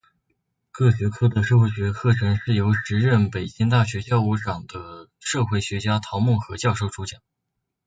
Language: Chinese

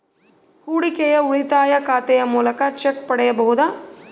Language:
Kannada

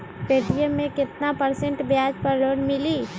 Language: Magahi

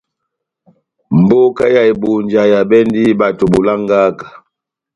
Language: Batanga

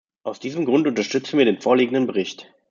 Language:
German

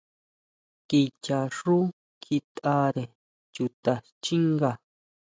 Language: Huautla Mazatec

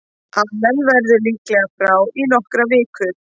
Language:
Icelandic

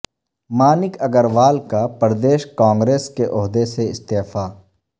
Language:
Urdu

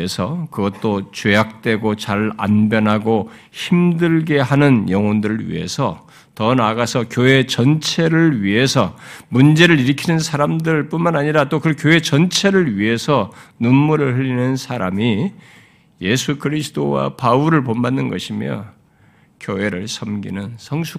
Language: Korean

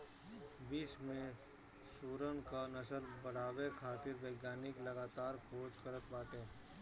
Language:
Bhojpuri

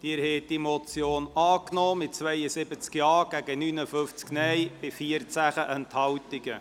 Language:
Swiss German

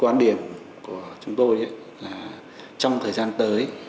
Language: Vietnamese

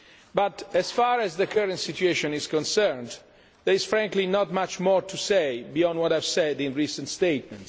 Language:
English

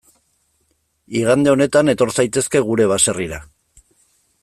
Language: Basque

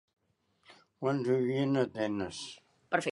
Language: Catalan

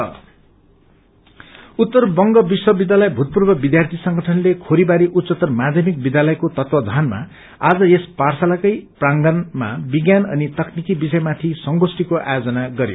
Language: Nepali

